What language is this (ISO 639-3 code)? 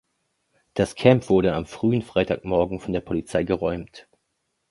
deu